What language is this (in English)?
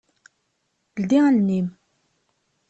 Kabyle